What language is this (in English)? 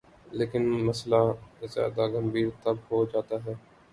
Urdu